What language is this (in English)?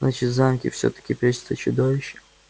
Russian